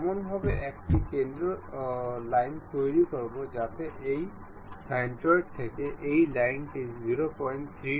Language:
Bangla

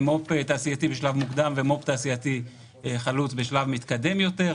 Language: Hebrew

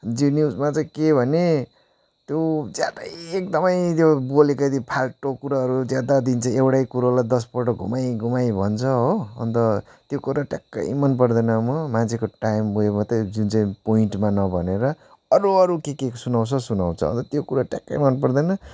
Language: Nepali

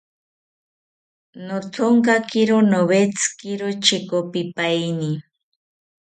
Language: South Ucayali Ashéninka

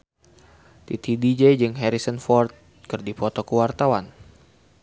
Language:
Sundanese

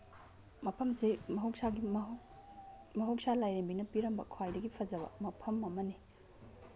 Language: Manipuri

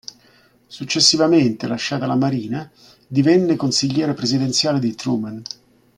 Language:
Italian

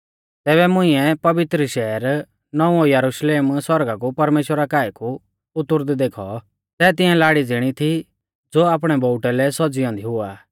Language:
Mahasu Pahari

